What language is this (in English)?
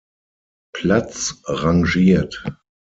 German